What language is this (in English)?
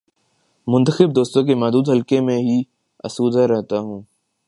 Urdu